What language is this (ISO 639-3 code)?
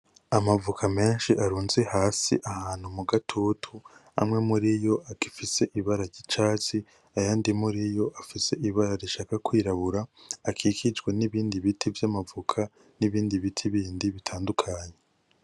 run